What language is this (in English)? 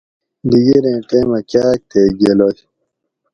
Gawri